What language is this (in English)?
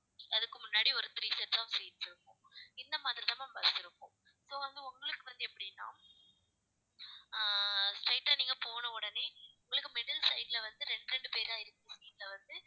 Tamil